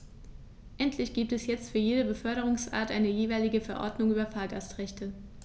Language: German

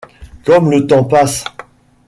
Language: French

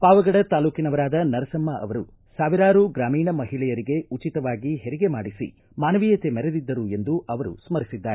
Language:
Kannada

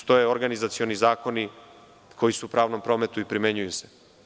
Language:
Serbian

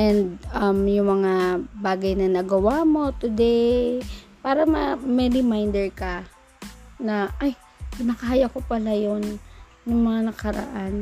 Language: Filipino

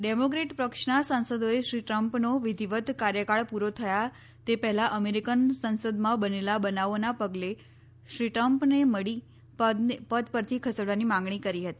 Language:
Gujarati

